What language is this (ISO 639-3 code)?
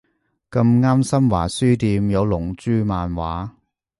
yue